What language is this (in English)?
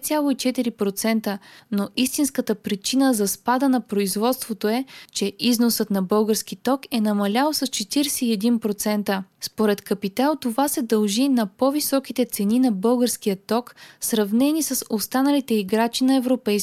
Bulgarian